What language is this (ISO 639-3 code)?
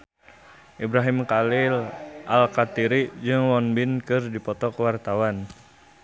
sun